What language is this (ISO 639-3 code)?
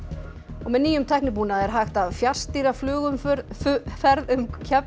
isl